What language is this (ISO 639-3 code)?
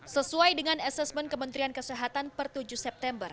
ind